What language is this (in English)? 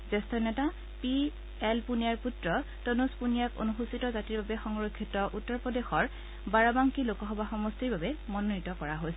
Assamese